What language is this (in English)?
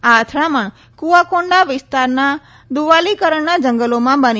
Gujarati